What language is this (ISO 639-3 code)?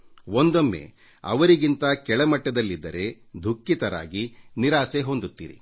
kan